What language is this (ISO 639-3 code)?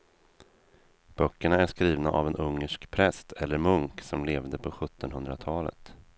swe